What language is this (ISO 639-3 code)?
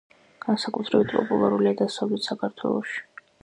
kat